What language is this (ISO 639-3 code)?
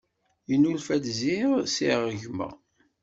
kab